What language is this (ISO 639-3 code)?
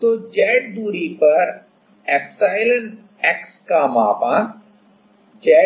hin